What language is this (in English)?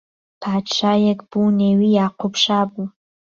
Central Kurdish